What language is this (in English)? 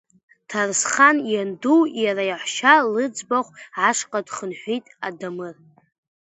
Abkhazian